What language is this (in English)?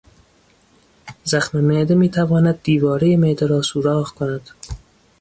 Persian